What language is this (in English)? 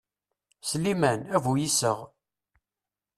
Kabyle